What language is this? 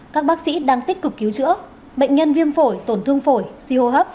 Vietnamese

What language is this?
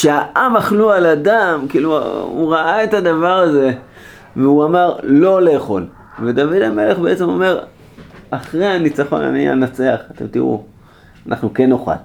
Hebrew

